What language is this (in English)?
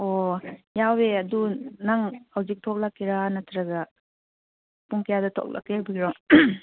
Manipuri